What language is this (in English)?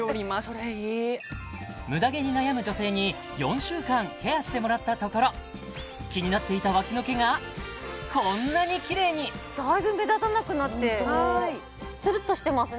Japanese